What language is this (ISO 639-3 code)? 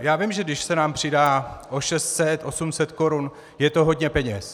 ces